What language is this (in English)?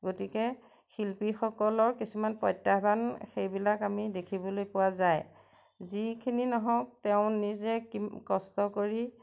Assamese